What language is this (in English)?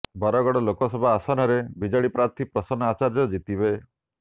Odia